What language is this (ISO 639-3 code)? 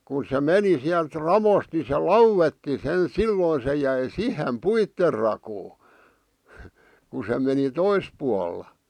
fin